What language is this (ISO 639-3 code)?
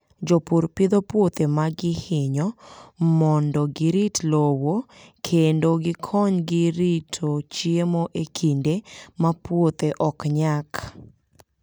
luo